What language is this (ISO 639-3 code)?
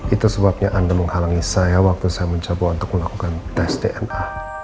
ind